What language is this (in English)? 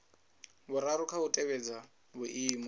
Venda